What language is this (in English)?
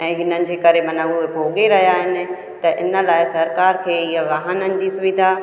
Sindhi